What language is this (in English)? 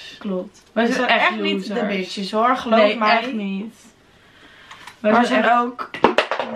Dutch